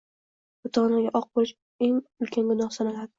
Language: Uzbek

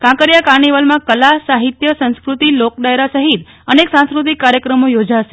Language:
Gujarati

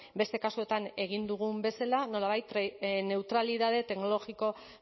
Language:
Basque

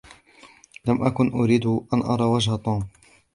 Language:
Arabic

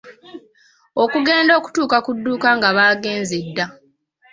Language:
Ganda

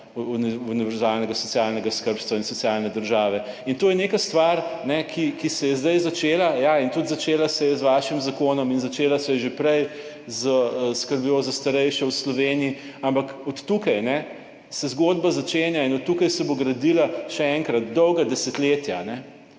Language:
Slovenian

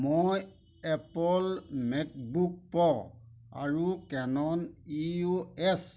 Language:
Assamese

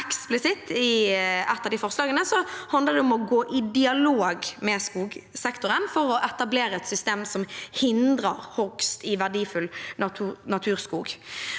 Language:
Norwegian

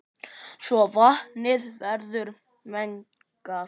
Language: Icelandic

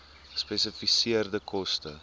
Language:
Afrikaans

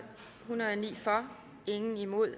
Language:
Danish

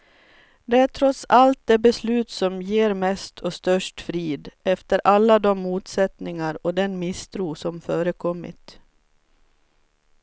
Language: Swedish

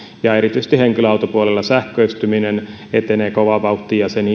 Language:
Finnish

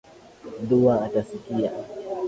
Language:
Swahili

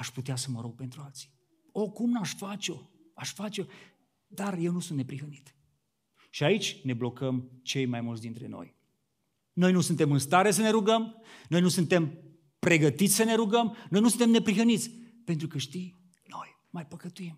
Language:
Romanian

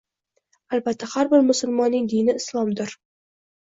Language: Uzbek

